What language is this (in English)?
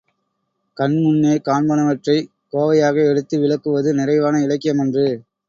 Tamil